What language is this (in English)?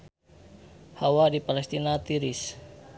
Sundanese